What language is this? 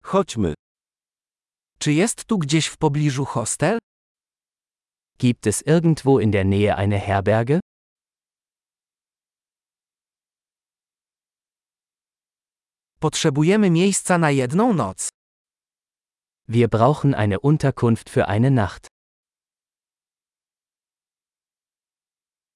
Polish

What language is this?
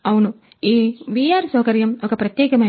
Telugu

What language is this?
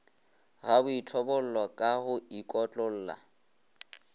Northern Sotho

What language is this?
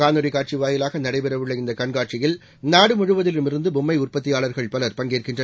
Tamil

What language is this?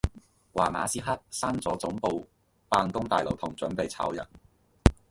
Cantonese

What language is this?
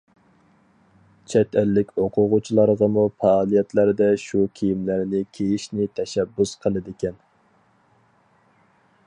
Uyghur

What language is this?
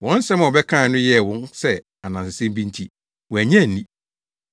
Akan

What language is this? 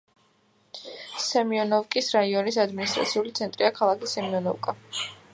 Georgian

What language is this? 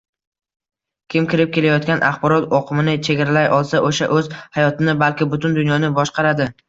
Uzbek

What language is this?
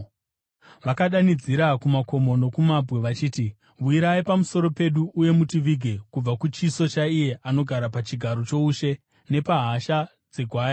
Shona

